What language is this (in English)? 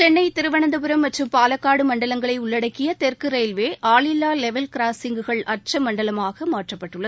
Tamil